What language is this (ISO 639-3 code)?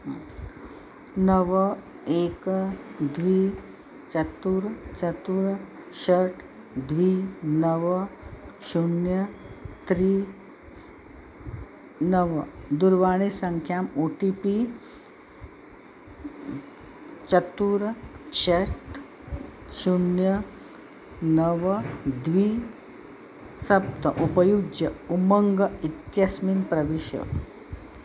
san